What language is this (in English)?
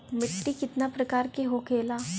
Bhojpuri